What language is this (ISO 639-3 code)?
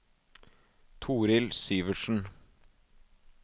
nor